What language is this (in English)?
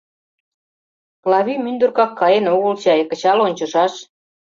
Mari